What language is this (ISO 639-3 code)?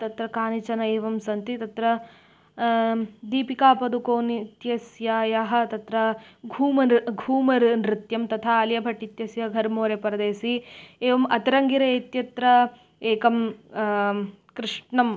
san